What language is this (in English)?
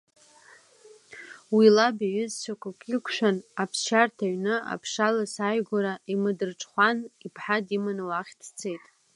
Abkhazian